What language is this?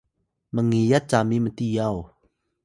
Atayal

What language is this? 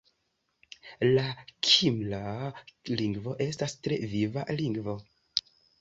Esperanto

